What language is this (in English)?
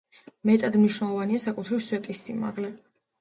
Georgian